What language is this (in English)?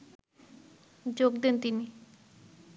Bangla